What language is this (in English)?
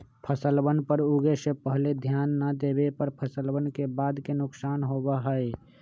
Magahi